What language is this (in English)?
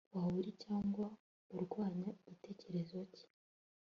Kinyarwanda